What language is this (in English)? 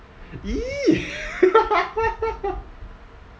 English